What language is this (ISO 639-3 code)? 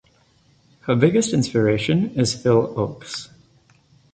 eng